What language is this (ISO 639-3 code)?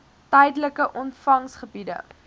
afr